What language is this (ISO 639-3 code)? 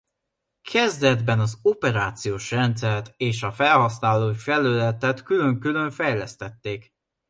hun